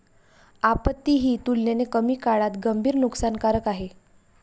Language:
Marathi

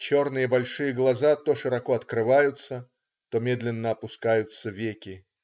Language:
Russian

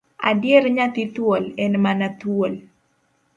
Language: Luo (Kenya and Tanzania)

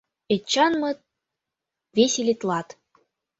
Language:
Mari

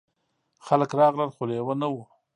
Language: Pashto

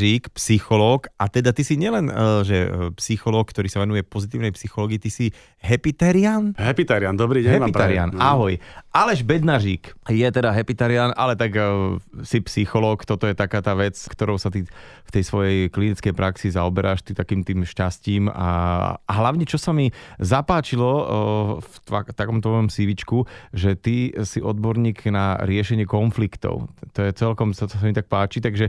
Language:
Slovak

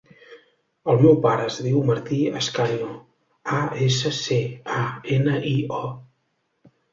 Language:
Catalan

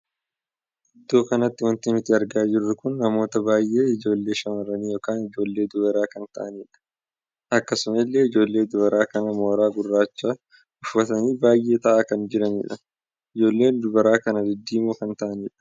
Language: Oromo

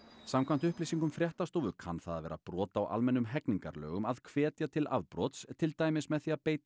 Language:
Icelandic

